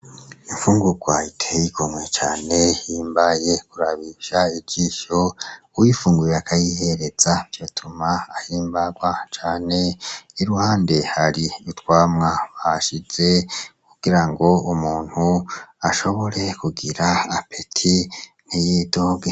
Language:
Rundi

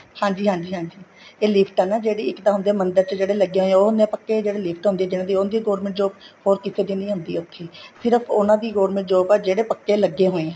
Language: Punjabi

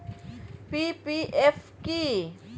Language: Bangla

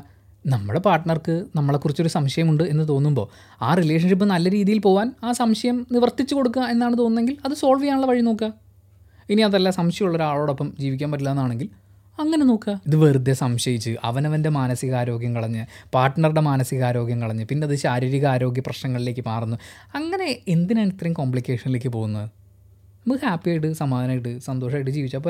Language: Malayalam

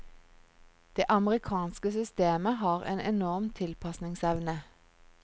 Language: Norwegian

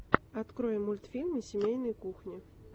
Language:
Russian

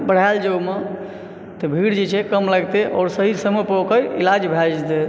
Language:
Maithili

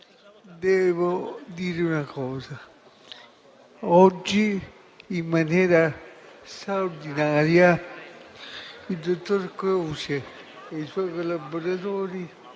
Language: Italian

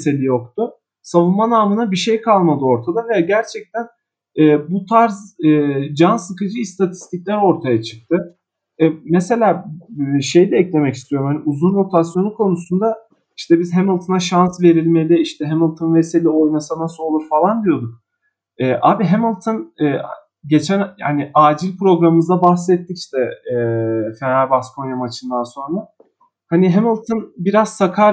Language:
Turkish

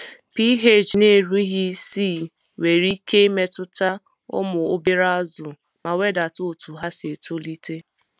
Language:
Igbo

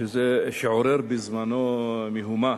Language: Hebrew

